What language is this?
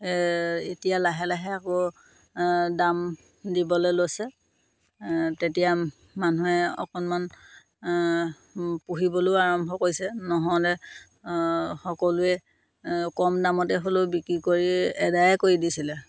Assamese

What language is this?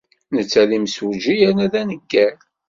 Kabyle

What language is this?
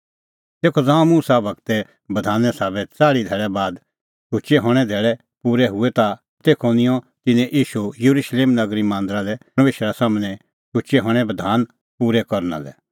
Kullu Pahari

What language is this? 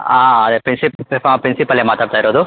Kannada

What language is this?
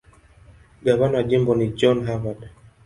Swahili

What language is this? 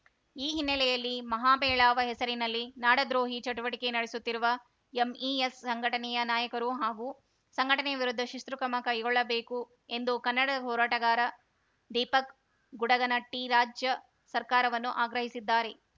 Kannada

